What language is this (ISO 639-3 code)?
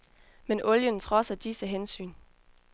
dan